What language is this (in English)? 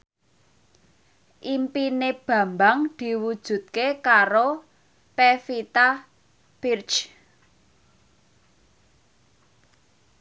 Javanese